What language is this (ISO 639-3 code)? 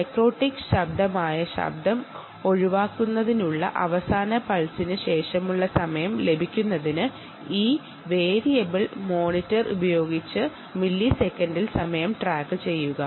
mal